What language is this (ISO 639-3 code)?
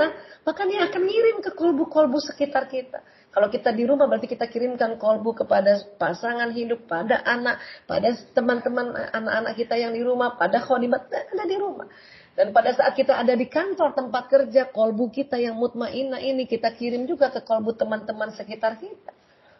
ind